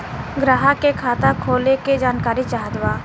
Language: Bhojpuri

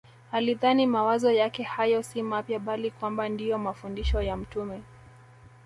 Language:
Swahili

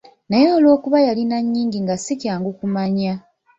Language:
Ganda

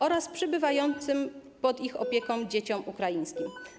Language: Polish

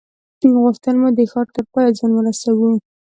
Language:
Pashto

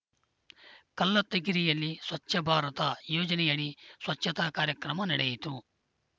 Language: Kannada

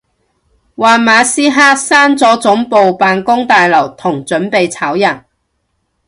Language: Cantonese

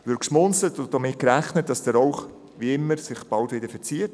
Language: Swiss German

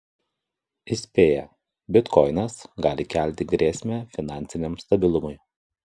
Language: Lithuanian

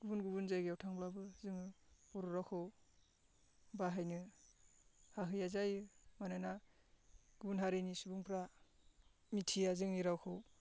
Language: Bodo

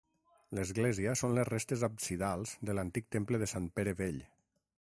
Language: Catalan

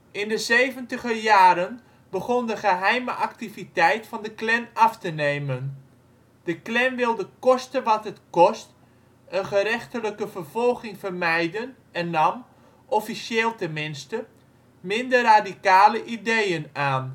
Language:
Dutch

